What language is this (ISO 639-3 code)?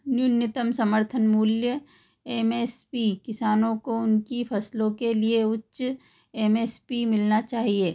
hin